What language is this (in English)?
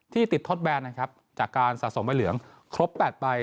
Thai